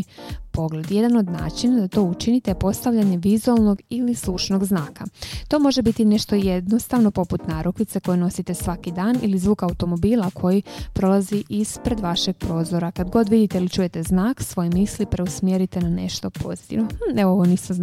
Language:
Croatian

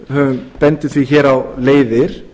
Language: Icelandic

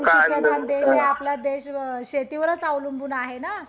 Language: Marathi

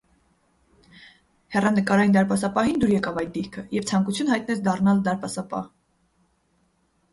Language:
Armenian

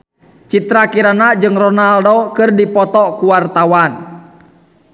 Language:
Sundanese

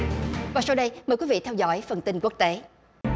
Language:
Vietnamese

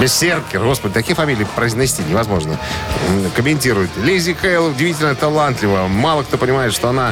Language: Russian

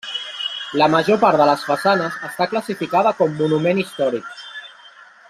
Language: Catalan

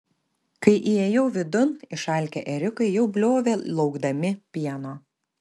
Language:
Lithuanian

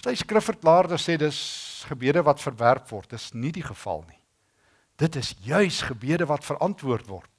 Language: Dutch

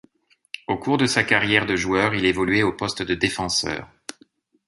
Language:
French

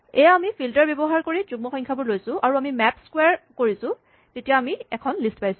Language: Assamese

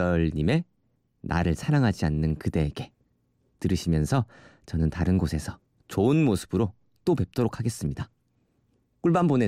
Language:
Korean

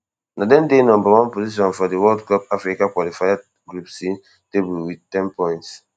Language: Nigerian Pidgin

